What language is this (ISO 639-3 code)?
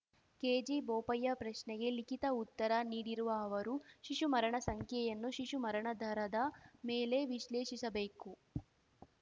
kan